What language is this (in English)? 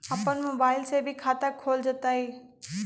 Magahi